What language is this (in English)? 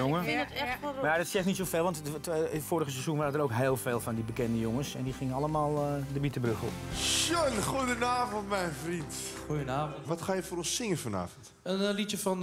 Dutch